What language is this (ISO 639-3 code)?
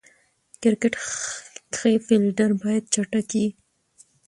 pus